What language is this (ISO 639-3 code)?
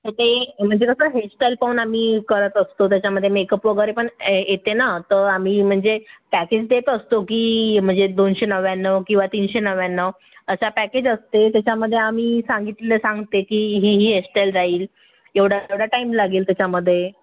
mar